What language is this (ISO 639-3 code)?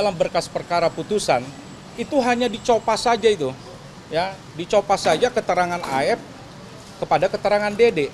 ind